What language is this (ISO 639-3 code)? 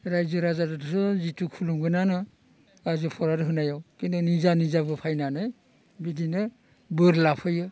brx